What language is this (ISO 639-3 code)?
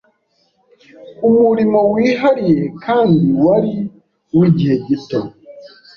kin